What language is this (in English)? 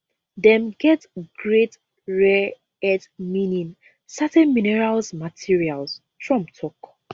Nigerian Pidgin